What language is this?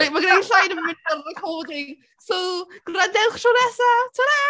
Welsh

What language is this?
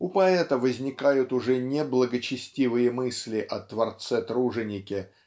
Russian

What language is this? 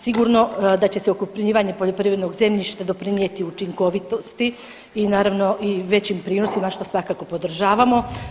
Croatian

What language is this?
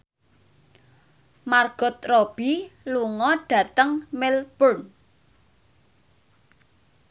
Javanese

